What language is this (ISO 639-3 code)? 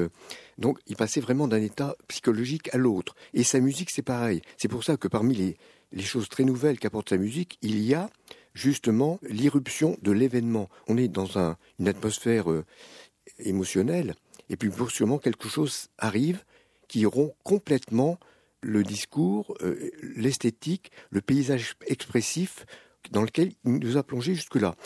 fra